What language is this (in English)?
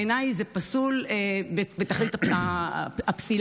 Hebrew